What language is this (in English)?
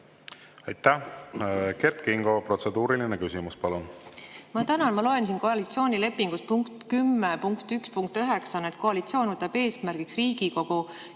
Estonian